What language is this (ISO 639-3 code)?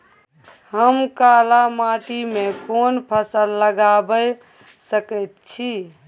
mai